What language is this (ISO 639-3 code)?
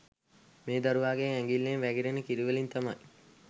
sin